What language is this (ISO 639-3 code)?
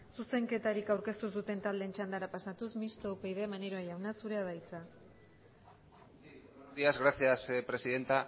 eus